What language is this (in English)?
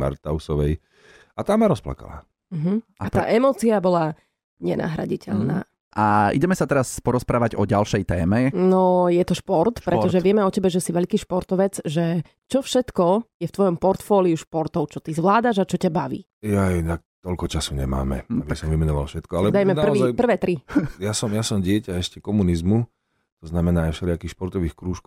Slovak